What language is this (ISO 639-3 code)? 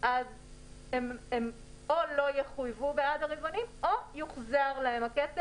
heb